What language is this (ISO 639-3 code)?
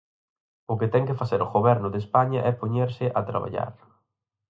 glg